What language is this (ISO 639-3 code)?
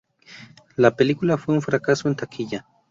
spa